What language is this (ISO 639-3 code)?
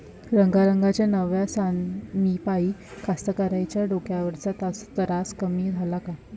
mar